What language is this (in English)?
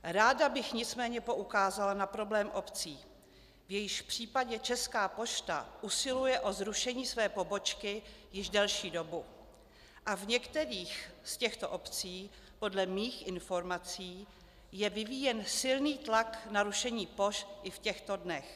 Czech